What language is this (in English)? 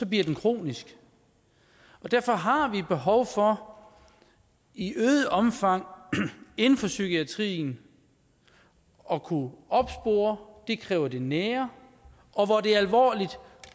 Danish